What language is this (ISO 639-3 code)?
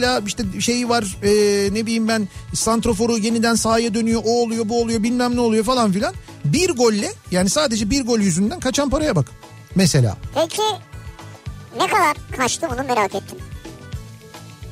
tur